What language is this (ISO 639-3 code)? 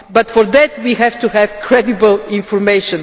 eng